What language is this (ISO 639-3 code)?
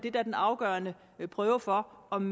dan